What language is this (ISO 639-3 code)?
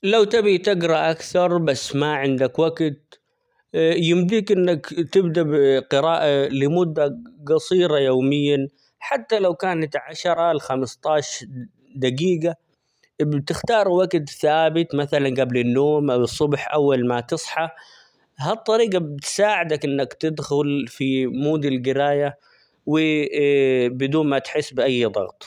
acx